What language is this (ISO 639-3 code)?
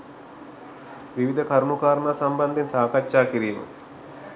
sin